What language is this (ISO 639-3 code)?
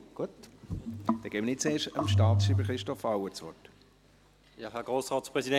gsw